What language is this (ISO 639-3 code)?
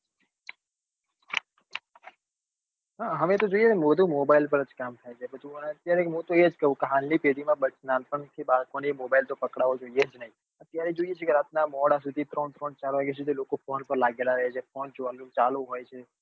guj